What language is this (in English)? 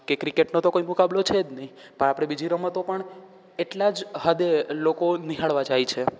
Gujarati